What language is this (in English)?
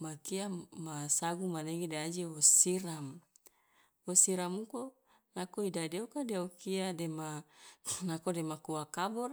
Loloda